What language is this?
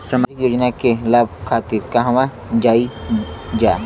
Bhojpuri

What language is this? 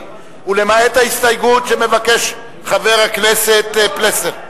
Hebrew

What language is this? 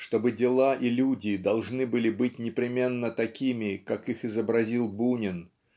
Russian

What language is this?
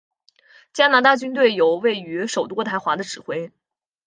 Chinese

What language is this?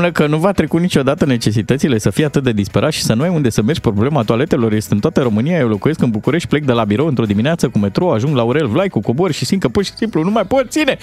Romanian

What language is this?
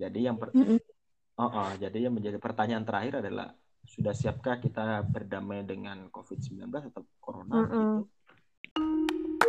Indonesian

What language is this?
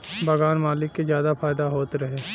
Bhojpuri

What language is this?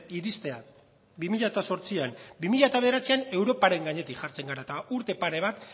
Basque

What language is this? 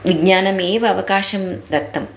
Sanskrit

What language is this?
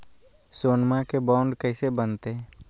Magahi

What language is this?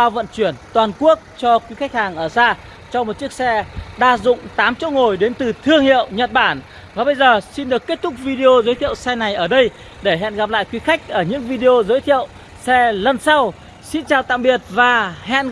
Vietnamese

